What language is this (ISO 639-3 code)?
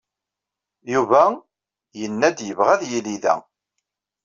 kab